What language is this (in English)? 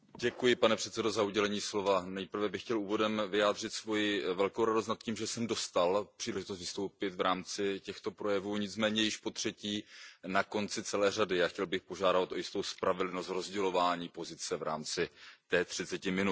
Czech